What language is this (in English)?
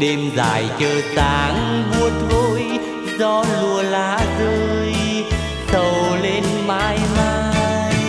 Vietnamese